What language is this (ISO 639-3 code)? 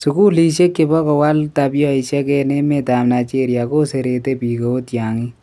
kln